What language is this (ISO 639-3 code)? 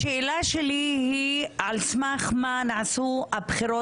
heb